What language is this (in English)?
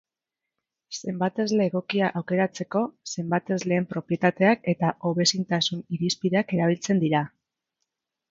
Basque